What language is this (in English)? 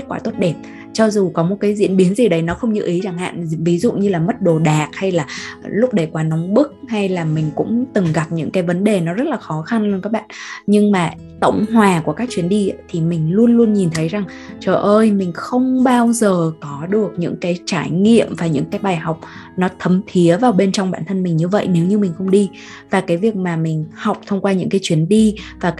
Vietnamese